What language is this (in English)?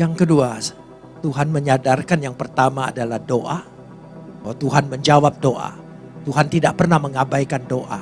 Indonesian